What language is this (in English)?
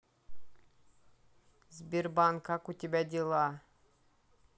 Russian